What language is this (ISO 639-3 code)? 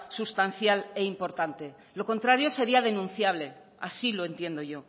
spa